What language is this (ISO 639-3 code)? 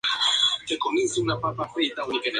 spa